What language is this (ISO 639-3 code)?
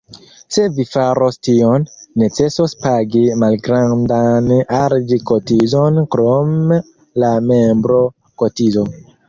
epo